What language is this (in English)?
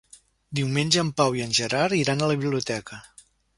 Catalan